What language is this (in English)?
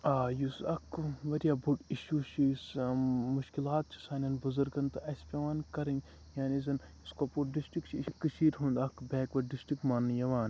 Kashmiri